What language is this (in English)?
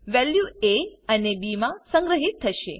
Gujarati